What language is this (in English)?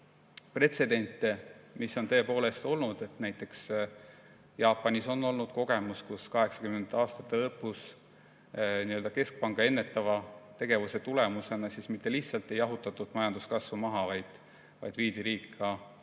Estonian